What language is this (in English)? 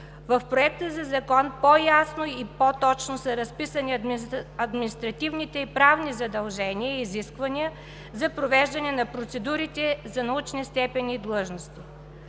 Bulgarian